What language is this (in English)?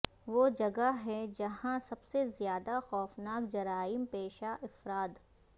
Urdu